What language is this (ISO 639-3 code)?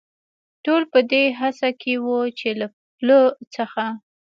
pus